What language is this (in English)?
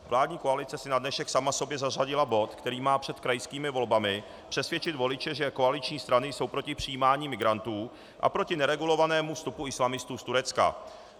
Czech